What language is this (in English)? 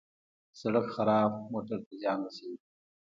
Pashto